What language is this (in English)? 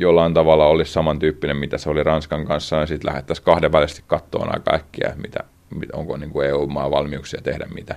Finnish